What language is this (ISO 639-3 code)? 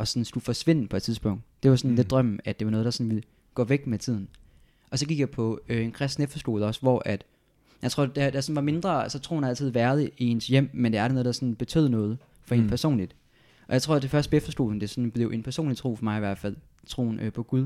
dan